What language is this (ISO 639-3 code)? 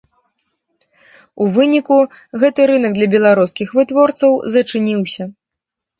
bel